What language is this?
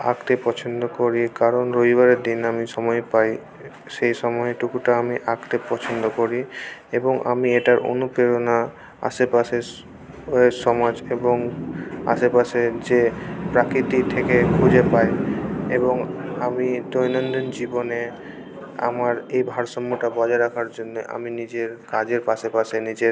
Bangla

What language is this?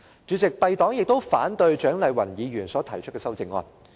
Cantonese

